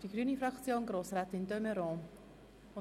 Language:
Swiss German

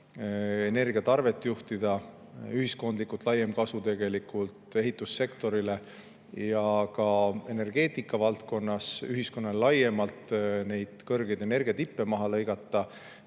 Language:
Estonian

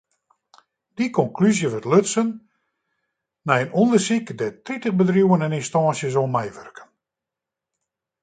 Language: Western Frisian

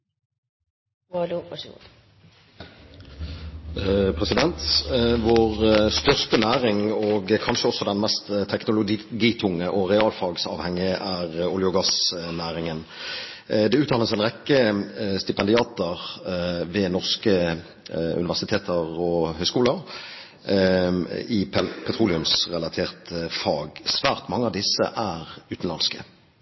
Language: Norwegian Bokmål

